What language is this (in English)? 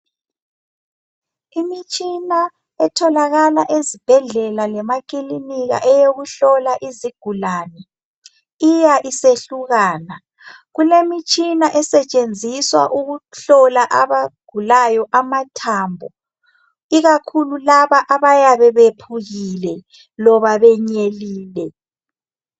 North Ndebele